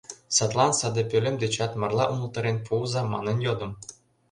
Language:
Mari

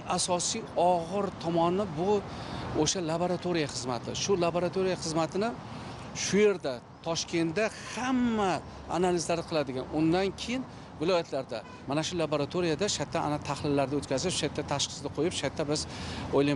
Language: Turkish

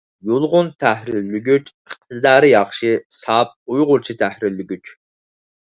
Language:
Uyghur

